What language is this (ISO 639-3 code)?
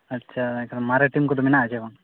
sat